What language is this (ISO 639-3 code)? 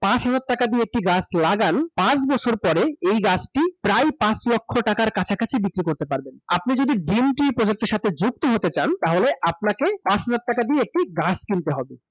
ben